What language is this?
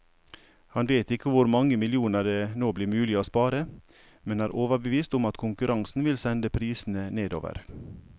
Norwegian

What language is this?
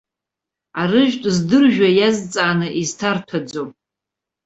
Abkhazian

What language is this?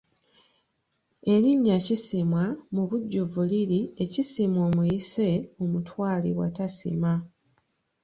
Ganda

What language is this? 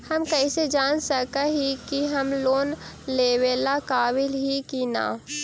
Magahi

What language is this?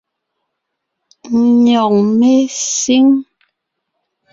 Ngiemboon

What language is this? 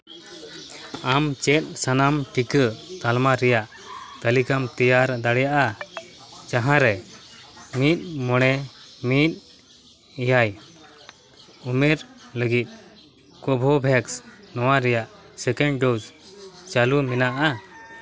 Santali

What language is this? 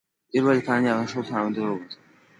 Georgian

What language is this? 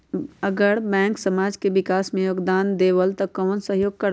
Magahi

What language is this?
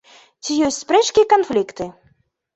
Belarusian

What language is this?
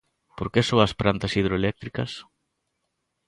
Galician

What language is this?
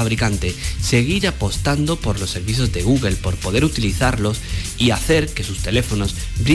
Spanish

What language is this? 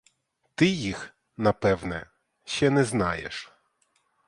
Ukrainian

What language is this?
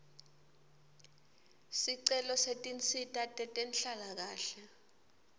Swati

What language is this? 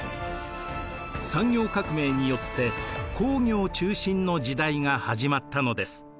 Japanese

